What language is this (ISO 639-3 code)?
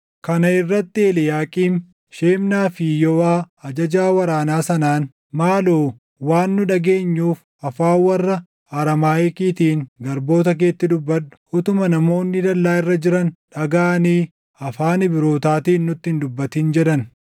orm